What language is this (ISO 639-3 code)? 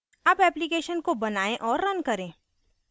hin